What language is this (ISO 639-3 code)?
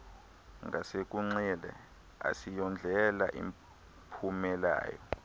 xho